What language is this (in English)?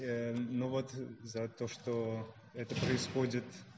Russian